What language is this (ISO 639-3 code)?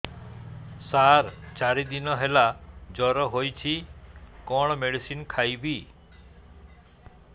ori